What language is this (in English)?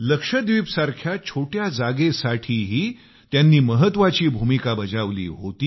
Marathi